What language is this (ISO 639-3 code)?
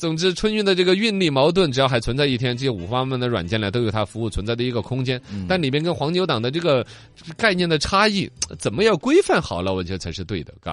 zho